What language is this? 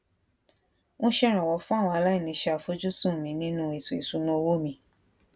Yoruba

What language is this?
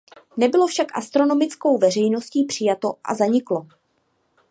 Czech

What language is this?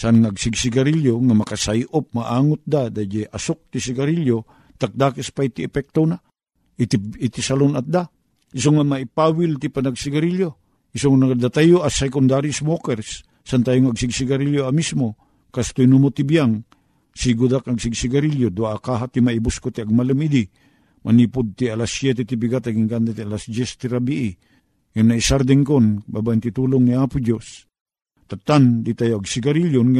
Filipino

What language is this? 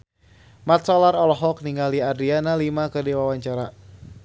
Sundanese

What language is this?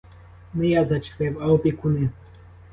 Ukrainian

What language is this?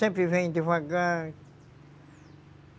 Portuguese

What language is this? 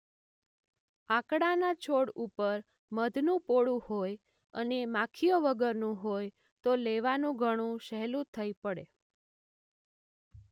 Gujarati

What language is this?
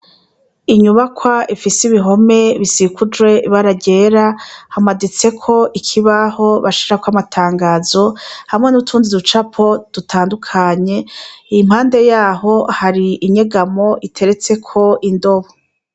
Rundi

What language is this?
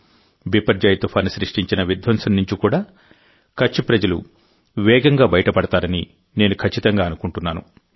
Telugu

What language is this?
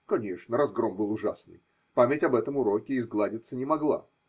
Russian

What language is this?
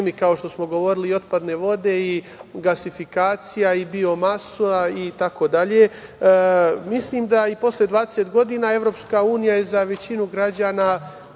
Serbian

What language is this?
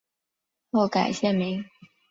Chinese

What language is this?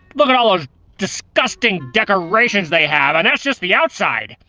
English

